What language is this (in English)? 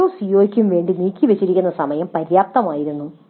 Malayalam